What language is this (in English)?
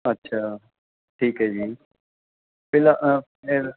Punjabi